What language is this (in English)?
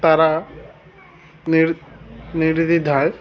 Bangla